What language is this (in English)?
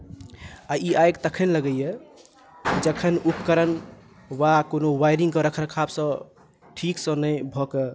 Maithili